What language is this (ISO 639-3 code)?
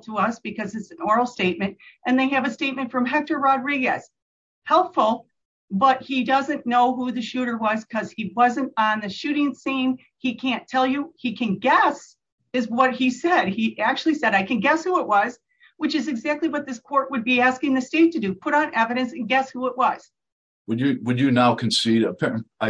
eng